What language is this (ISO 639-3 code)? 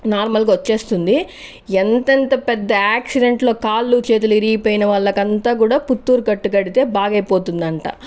tel